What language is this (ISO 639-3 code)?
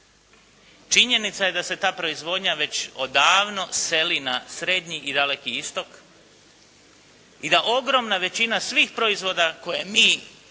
hrv